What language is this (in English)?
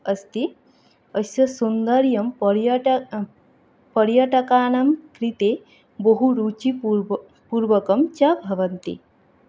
Sanskrit